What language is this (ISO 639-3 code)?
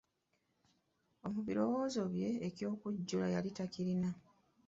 lug